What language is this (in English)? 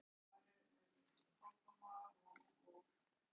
Icelandic